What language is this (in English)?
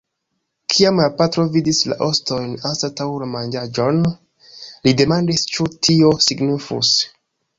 Esperanto